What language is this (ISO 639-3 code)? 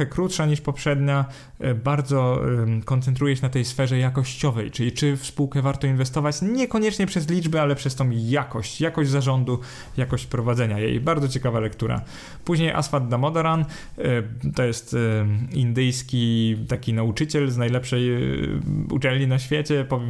pol